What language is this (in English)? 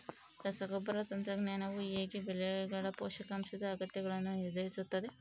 Kannada